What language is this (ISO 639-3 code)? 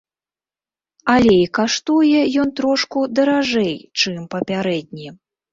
bel